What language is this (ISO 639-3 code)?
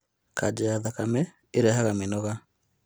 kik